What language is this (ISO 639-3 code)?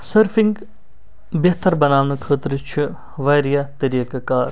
kas